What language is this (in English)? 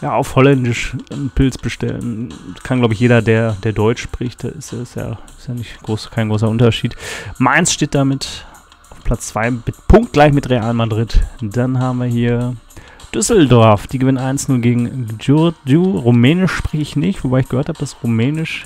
German